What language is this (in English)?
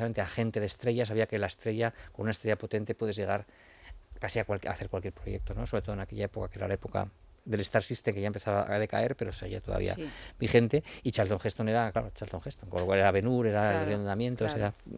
Spanish